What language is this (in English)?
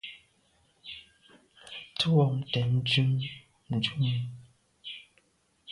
Medumba